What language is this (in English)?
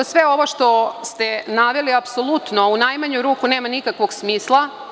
Serbian